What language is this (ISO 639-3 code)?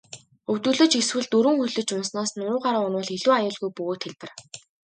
mon